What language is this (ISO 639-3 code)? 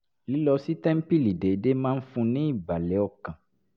yor